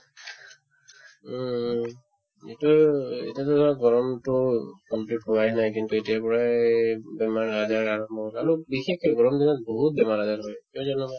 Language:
Assamese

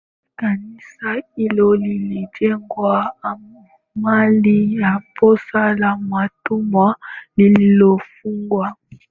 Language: Swahili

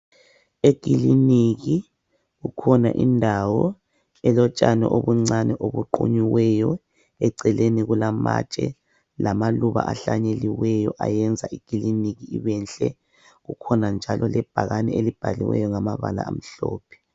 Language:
North Ndebele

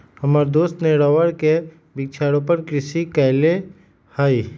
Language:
Magahi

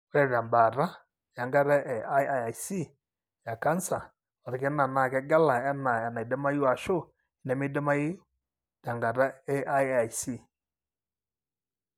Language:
Masai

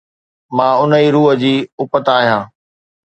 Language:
Sindhi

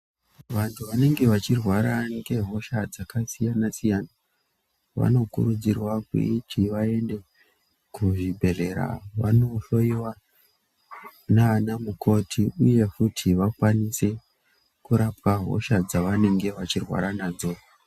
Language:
Ndau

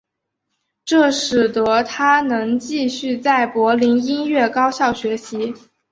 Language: Chinese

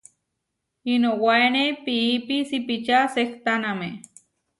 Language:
Huarijio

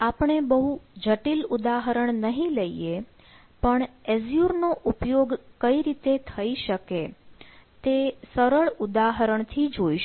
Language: Gujarati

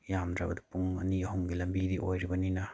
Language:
Manipuri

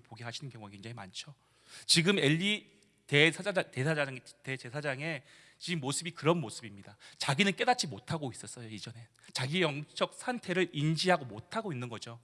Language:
Korean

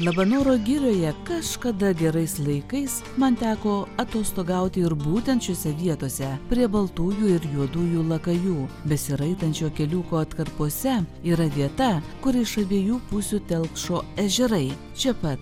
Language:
Lithuanian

